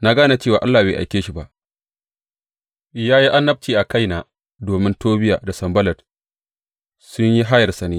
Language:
Hausa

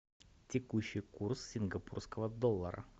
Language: Russian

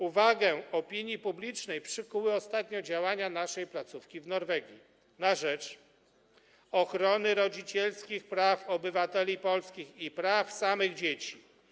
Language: Polish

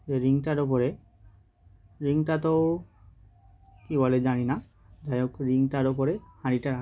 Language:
Bangla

